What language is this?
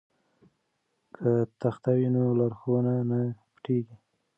Pashto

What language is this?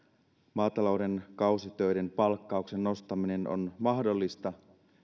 Finnish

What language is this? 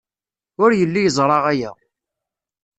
Kabyle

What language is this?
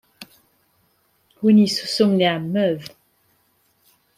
Kabyle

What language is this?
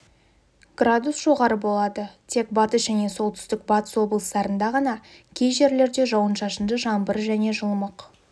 Kazakh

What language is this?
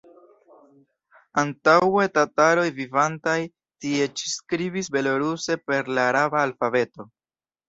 Esperanto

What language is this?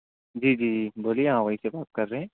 Urdu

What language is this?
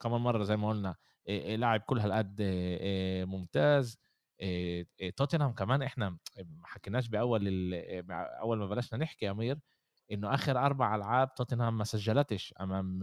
Arabic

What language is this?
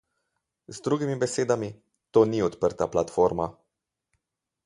Slovenian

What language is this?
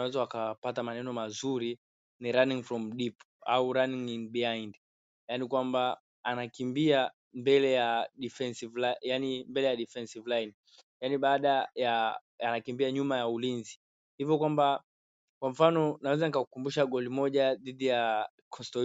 Swahili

